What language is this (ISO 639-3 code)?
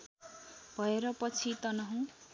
nep